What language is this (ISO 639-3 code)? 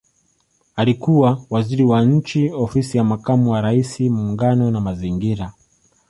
swa